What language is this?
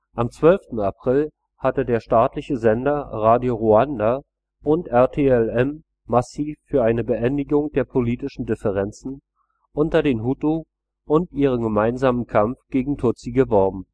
German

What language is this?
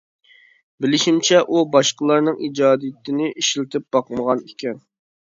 Uyghur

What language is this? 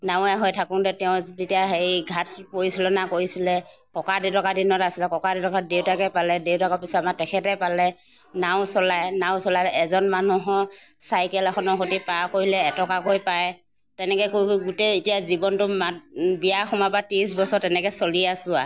Assamese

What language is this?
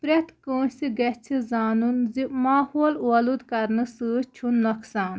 Kashmiri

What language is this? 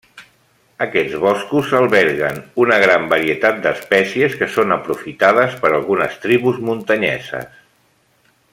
Catalan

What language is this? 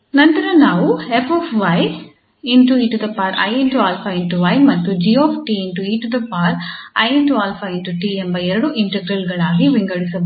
Kannada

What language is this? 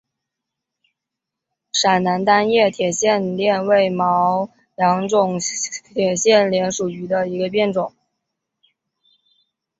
Chinese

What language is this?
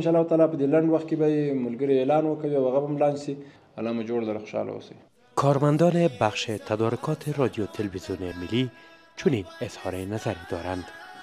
Persian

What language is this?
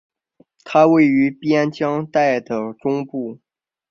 Chinese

